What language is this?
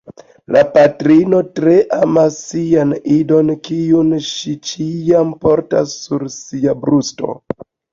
Esperanto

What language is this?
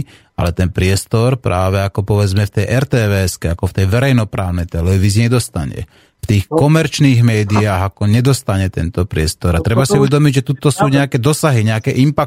Slovak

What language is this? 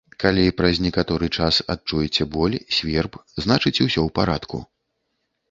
Belarusian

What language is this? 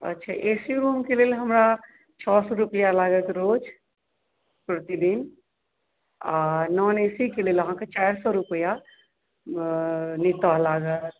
Maithili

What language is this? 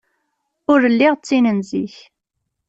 Kabyle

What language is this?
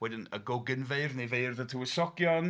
Welsh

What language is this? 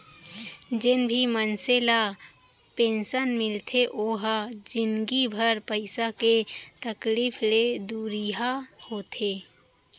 Chhattisgarhi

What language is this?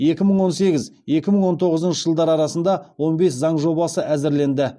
Kazakh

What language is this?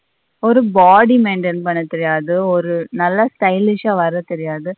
Tamil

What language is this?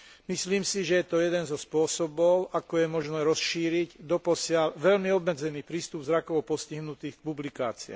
Slovak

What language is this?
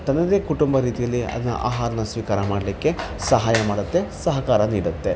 Kannada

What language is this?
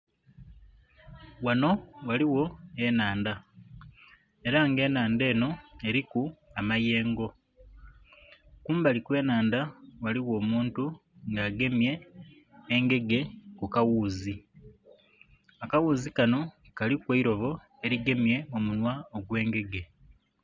Soga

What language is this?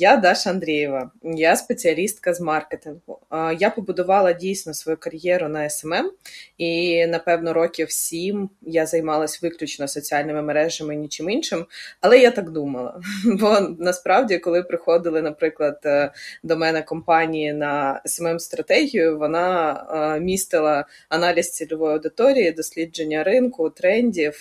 Ukrainian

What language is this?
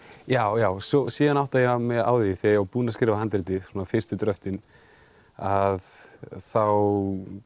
Icelandic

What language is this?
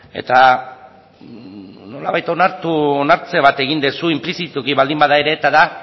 Basque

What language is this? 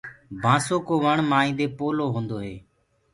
Gurgula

